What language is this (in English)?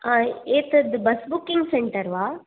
Sanskrit